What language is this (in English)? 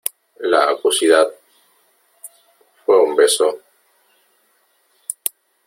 Spanish